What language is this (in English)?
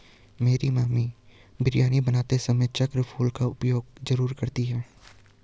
Hindi